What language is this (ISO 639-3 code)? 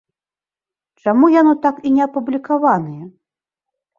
bel